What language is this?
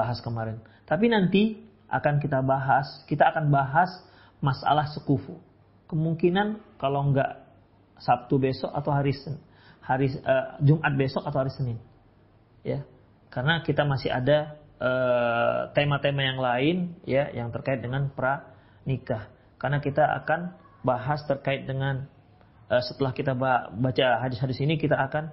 Indonesian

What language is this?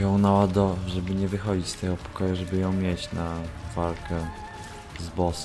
Polish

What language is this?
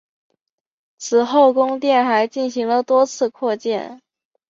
Chinese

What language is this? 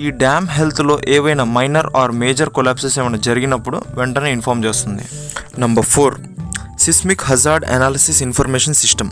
Telugu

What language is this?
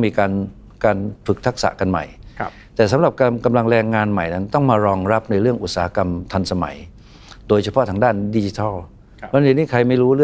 Thai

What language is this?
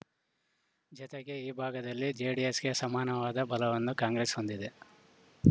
Kannada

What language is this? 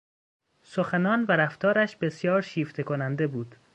Persian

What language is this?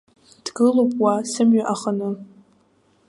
Abkhazian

